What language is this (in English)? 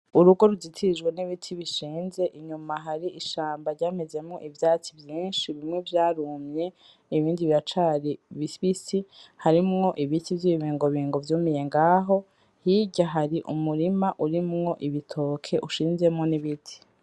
Rundi